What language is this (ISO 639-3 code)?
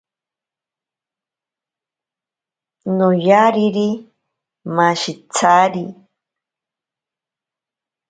prq